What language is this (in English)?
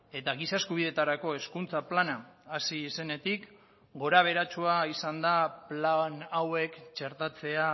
Basque